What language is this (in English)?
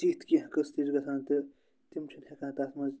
Kashmiri